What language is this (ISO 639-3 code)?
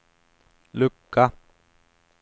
swe